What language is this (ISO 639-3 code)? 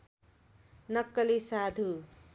nep